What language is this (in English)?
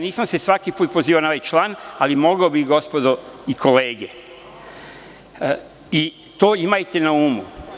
Serbian